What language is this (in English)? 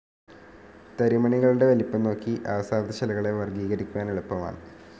Malayalam